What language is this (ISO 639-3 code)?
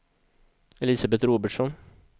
swe